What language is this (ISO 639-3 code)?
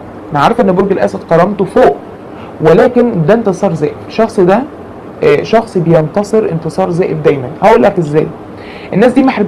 ara